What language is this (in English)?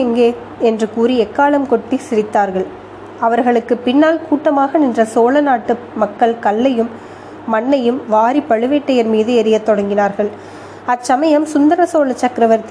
Tamil